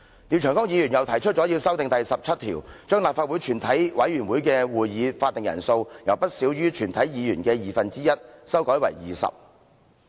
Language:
Cantonese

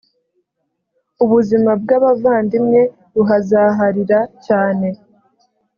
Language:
Kinyarwanda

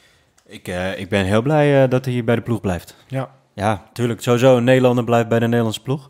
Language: Dutch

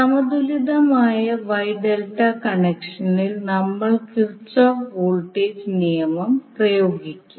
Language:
Malayalam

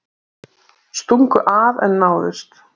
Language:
Icelandic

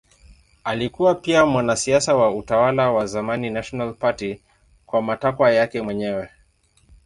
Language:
Swahili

